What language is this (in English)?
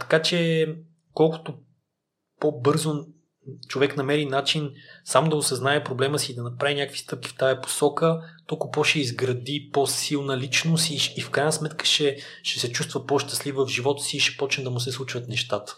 Bulgarian